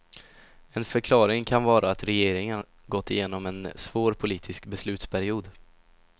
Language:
Swedish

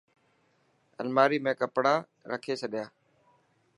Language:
Dhatki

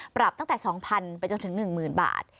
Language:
Thai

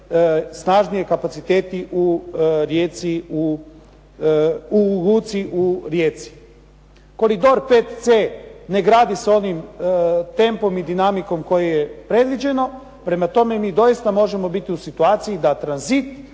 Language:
Croatian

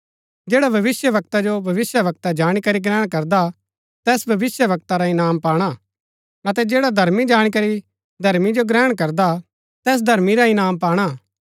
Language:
Gaddi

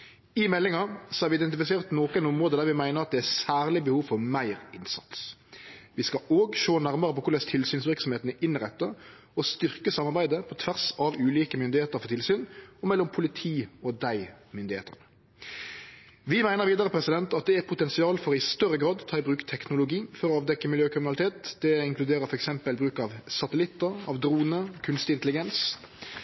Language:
Norwegian Nynorsk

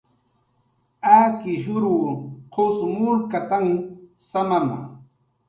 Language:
Jaqaru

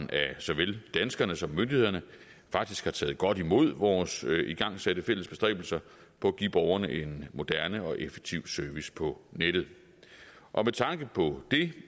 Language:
Danish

